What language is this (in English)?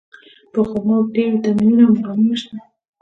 Pashto